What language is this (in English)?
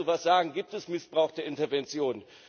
German